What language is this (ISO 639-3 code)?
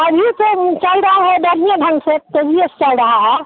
hin